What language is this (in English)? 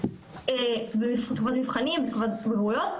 Hebrew